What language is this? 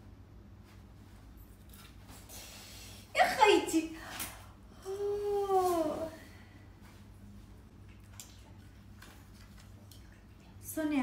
Arabic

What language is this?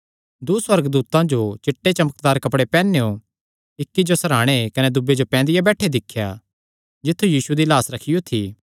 Kangri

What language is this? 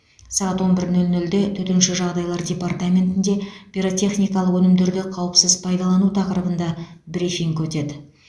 Kazakh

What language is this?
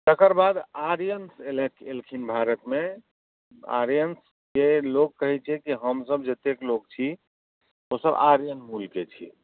Maithili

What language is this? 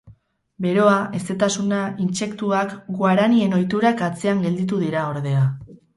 Basque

